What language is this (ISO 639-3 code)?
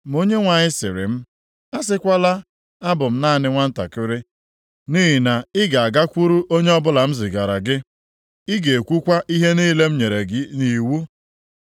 ibo